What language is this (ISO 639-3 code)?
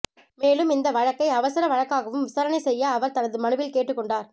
tam